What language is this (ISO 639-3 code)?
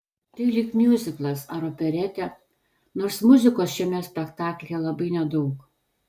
lit